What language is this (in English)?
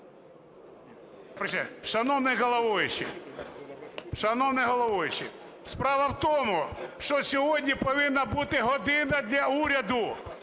Ukrainian